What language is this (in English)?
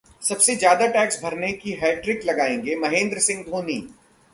Hindi